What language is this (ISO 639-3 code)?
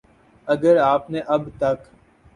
urd